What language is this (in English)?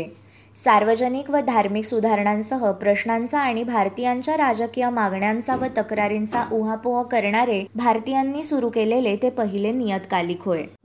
Marathi